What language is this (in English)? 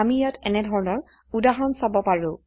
Assamese